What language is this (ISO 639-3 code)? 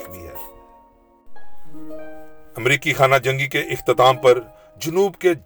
urd